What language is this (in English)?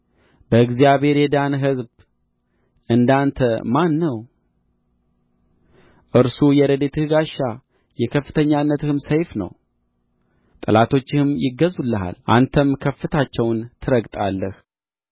Amharic